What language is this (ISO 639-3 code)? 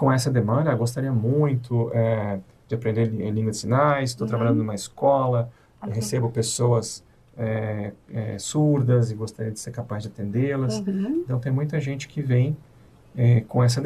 por